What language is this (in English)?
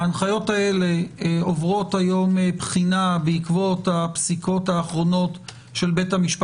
Hebrew